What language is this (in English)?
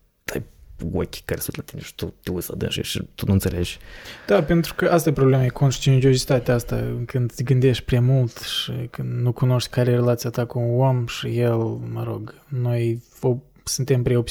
Romanian